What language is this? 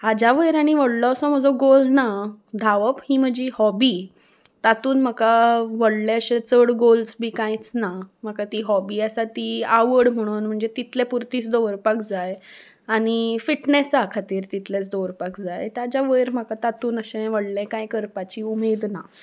Konkani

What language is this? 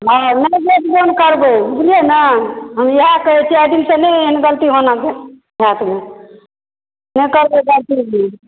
Maithili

